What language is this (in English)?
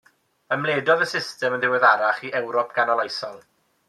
Welsh